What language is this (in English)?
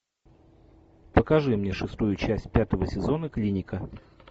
Russian